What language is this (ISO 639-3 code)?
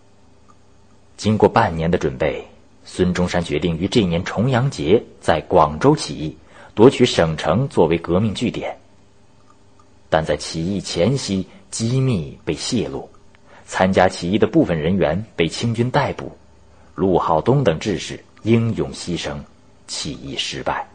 zho